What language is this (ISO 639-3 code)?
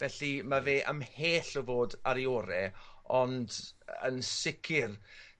cym